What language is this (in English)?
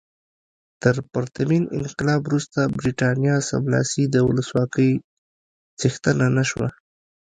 Pashto